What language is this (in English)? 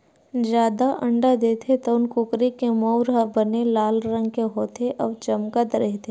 Chhattisgarhi